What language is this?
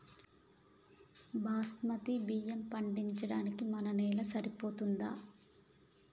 Telugu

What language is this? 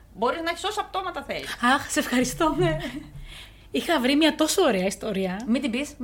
Greek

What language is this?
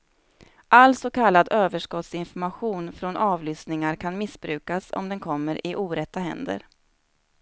Swedish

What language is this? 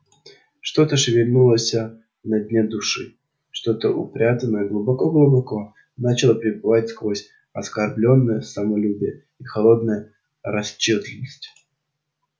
Russian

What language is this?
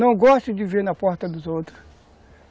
Portuguese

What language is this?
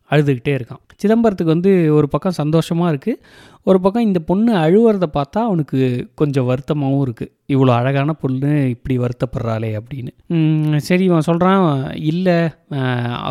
Tamil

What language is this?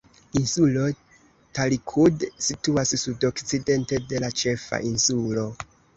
Esperanto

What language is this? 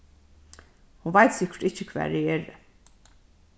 Faroese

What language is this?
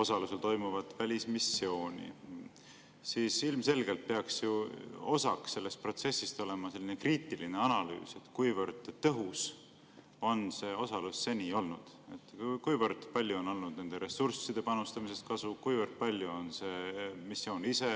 Estonian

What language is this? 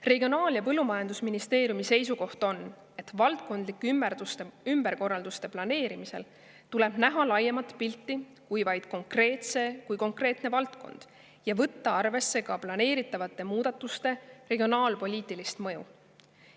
Estonian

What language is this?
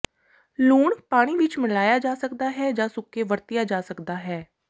Punjabi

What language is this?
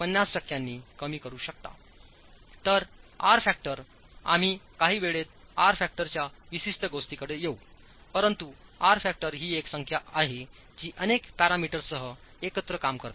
Marathi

